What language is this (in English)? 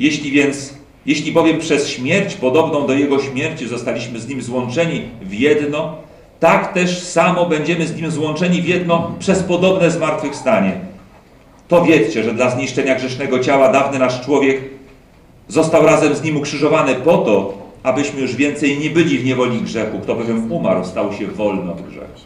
Polish